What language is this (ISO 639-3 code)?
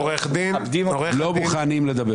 heb